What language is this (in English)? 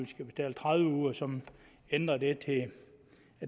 Danish